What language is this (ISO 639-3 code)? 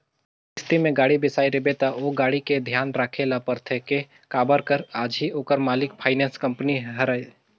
hne